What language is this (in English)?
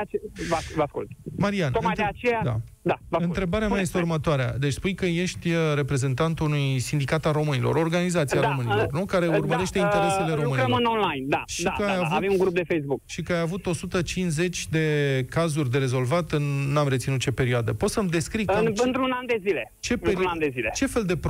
Romanian